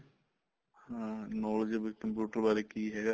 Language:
Punjabi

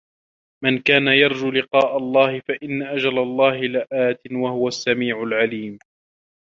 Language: Arabic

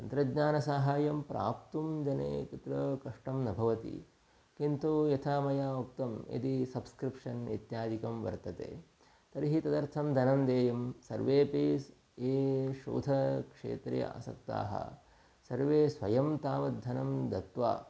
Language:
Sanskrit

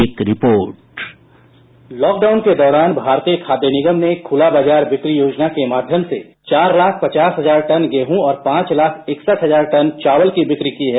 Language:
Hindi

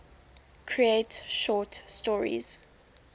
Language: English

